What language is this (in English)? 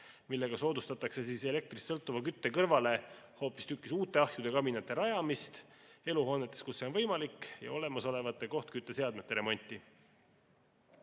Estonian